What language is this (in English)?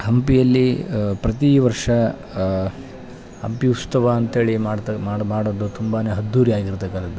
Kannada